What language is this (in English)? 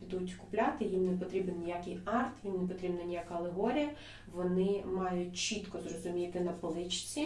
Ukrainian